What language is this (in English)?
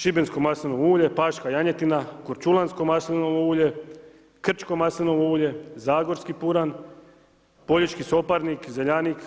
Croatian